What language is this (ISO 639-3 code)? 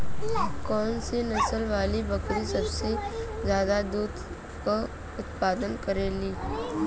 bho